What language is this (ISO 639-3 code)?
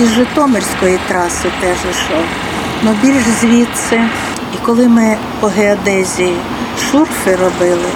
ukr